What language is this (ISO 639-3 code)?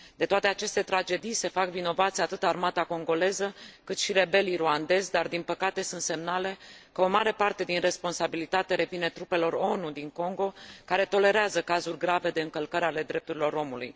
ron